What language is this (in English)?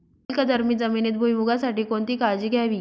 Marathi